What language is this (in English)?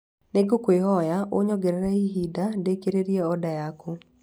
Kikuyu